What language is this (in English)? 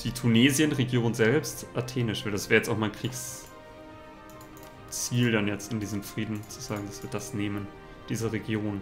German